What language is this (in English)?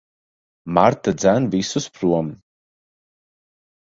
Latvian